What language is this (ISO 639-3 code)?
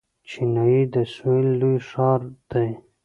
pus